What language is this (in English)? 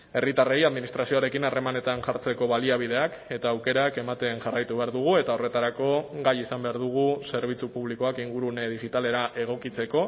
Basque